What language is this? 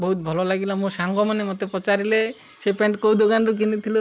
Odia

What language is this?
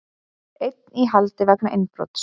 Icelandic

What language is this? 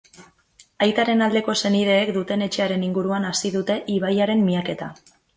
Basque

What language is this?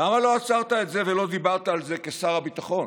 Hebrew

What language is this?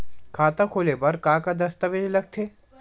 Chhattisgarhi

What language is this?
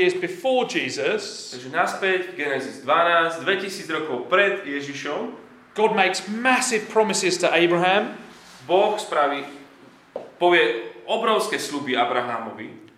Slovak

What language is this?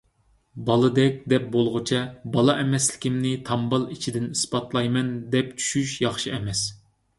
Uyghur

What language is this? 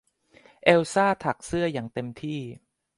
Thai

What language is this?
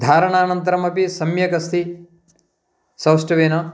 Sanskrit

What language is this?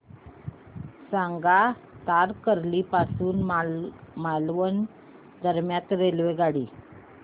Marathi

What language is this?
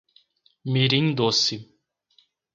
Portuguese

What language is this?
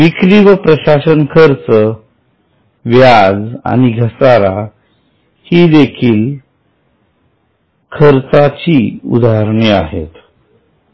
Marathi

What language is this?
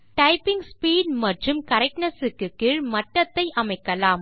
Tamil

